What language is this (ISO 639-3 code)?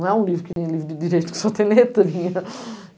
por